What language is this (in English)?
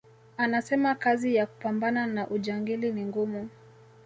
Swahili